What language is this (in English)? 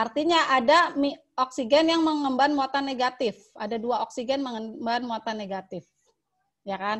Indonesian